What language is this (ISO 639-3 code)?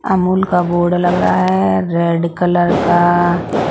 hin